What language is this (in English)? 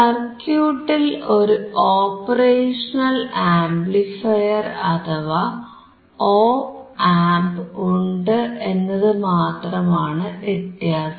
Malayalam